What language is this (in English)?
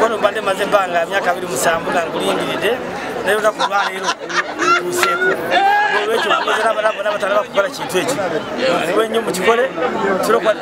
Arabic